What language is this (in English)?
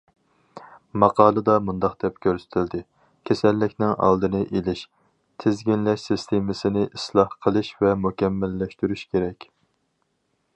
Uyghur